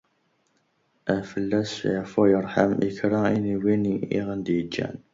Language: Kabyle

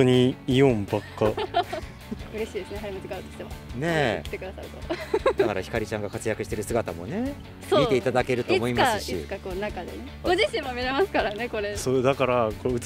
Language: Japanese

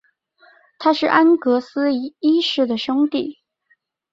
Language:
Chinese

